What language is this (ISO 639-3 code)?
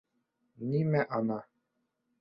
bak